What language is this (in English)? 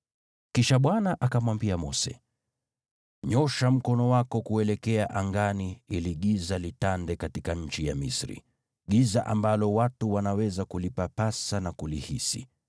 Swahili